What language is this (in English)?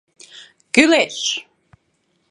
Mari